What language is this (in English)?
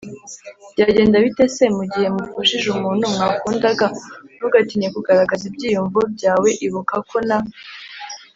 Kinyarwanda